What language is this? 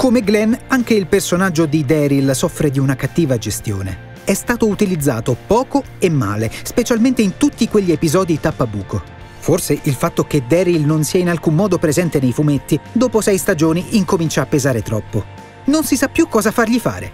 Italian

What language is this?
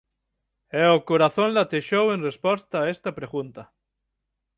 Galician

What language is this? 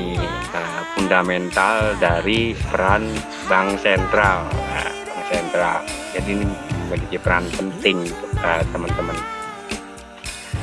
Indonesian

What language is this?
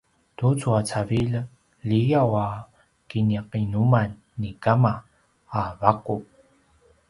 Paiwan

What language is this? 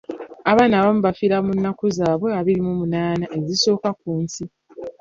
Ganda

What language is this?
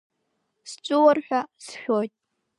Abkhazian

